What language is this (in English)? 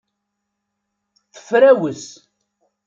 Kabyle